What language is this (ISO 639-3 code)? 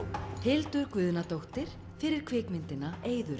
isl